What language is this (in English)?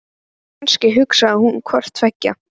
Icelandic